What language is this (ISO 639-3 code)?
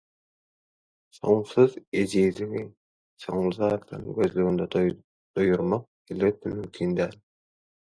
tuk